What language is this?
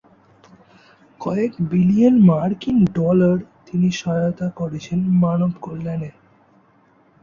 Bangla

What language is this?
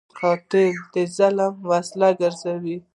Pashto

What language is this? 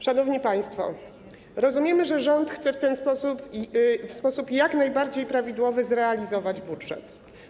Polish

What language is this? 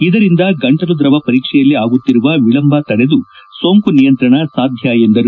Kannada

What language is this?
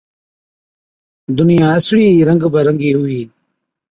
Od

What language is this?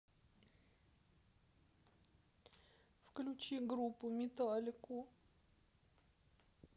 Russian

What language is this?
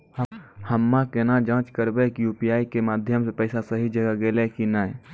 Maithili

